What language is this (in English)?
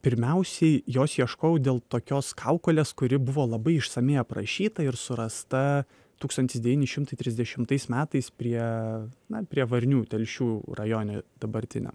Lithuanian